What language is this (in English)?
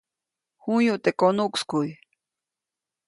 Copainalá Zoque